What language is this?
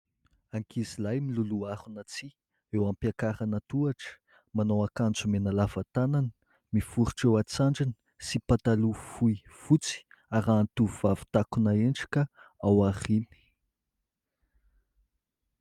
Malagasy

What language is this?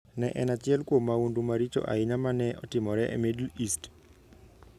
Luo (Kenya and Tanzania)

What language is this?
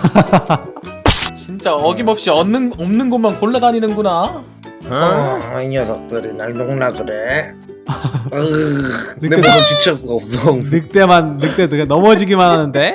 Korean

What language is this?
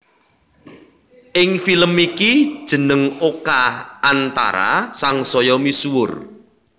Javanese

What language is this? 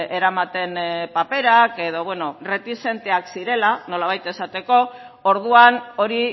Basque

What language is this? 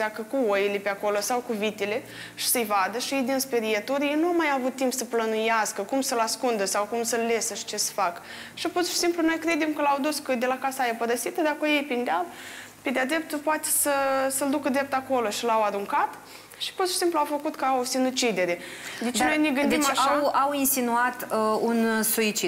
Romanian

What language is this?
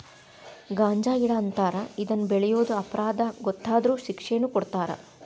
Kannada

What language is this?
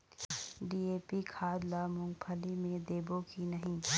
Chhattisgarhi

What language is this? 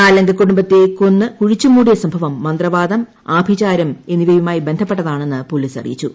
Malayalam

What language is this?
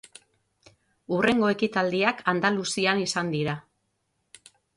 Basque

